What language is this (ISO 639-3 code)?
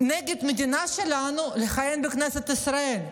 heb